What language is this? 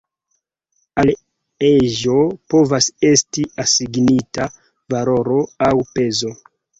Esperanto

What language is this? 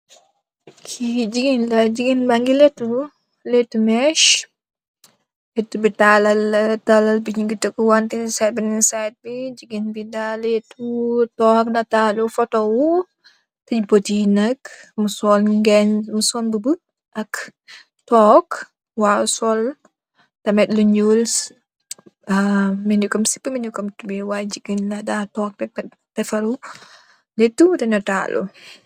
Wolof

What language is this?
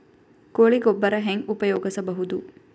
Kannada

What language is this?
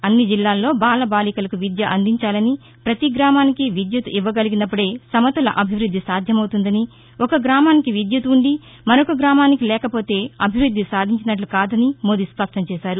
Telugu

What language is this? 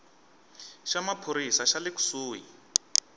Tsonga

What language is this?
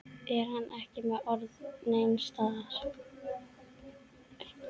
Icelandic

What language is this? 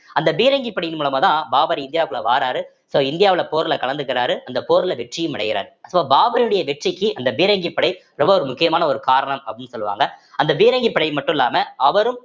Tamil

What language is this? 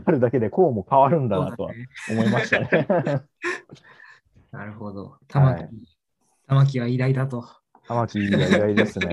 Japanese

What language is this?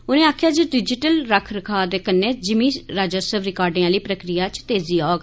Dogri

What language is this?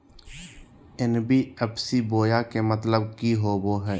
Magahi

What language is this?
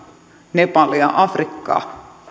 Finnish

